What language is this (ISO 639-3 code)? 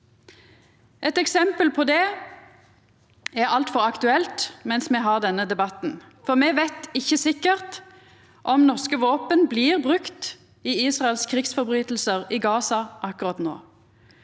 nor